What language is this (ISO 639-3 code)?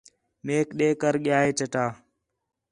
xhe